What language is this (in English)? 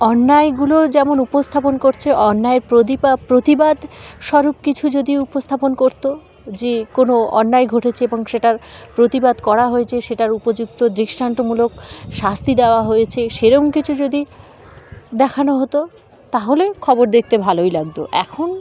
Bangla